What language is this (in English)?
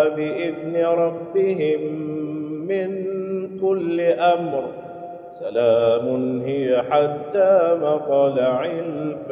Arabic